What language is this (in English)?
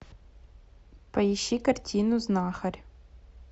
Russian